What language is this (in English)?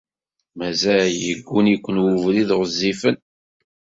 Kabyle